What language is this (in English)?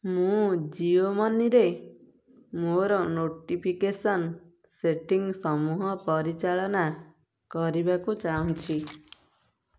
Odia